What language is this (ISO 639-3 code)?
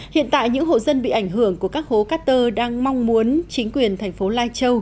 vie